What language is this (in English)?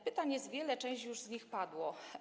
Polish